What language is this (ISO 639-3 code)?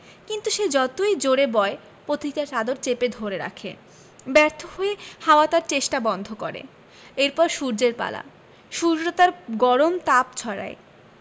ben